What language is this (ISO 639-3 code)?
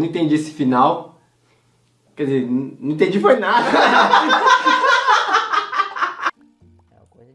por